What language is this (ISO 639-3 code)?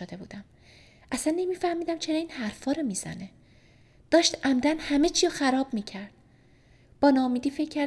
fas